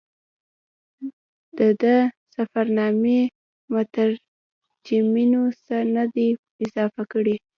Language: Pashto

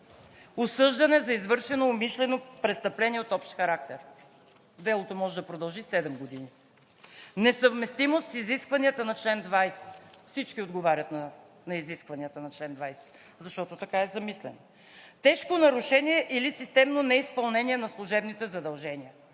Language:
Bulgarian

